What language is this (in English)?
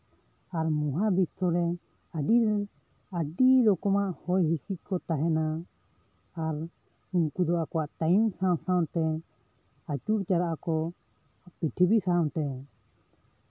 Santali